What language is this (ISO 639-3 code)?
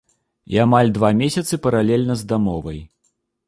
bel